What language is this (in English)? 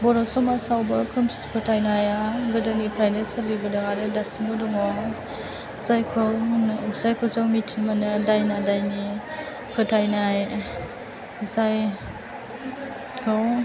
Bodo